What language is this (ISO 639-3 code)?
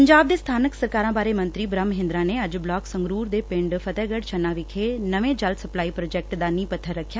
pan